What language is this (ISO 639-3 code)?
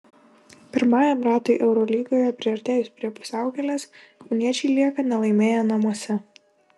lit